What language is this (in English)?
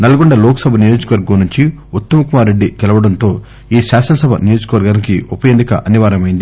Telugu